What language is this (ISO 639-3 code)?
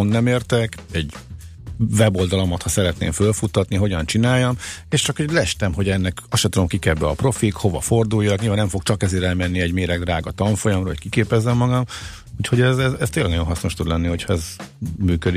hun